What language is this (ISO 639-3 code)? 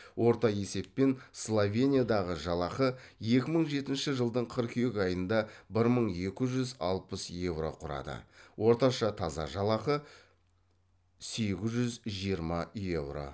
kaz